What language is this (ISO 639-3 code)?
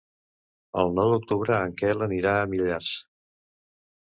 cat